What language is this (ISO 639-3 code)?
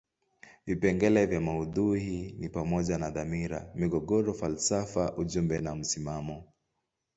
swa